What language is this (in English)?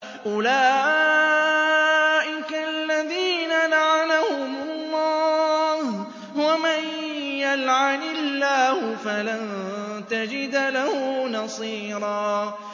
Arabic